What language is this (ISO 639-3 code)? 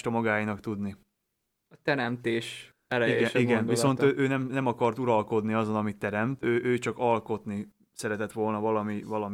hun